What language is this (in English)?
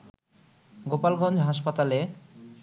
Bangla